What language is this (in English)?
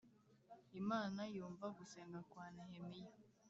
Kinyarwanda